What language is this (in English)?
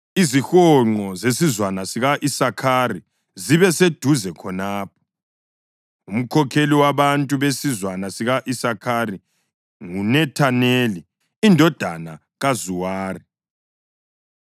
North Ndebele